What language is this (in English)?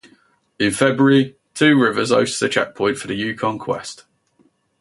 English